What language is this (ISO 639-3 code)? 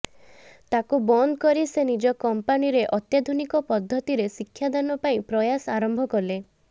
ori